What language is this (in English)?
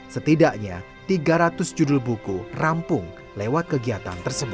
Indonesian